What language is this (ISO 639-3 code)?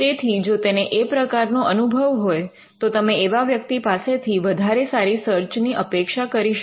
guj